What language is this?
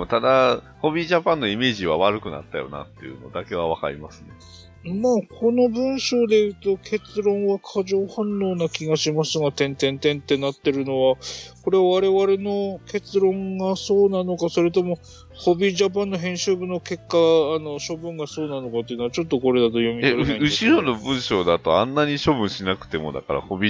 Japanese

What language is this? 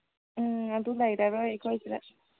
Manipuri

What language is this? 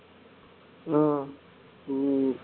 Tamil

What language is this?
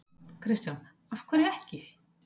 Icelandic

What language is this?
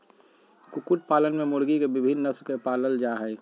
Magahi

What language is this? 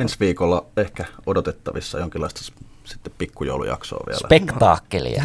Finnish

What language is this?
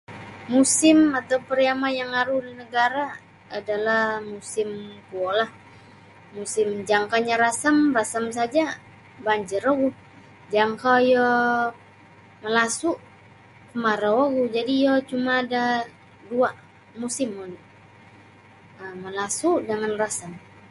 Sabah Bisaya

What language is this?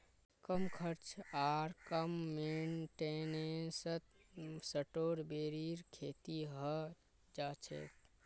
Magahi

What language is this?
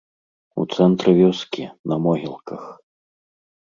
Belarusian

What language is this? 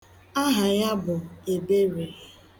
Igbo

